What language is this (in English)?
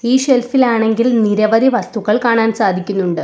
Malayalam